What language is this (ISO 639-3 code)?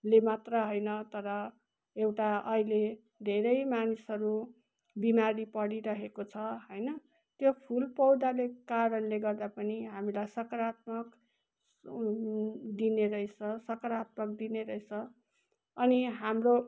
nep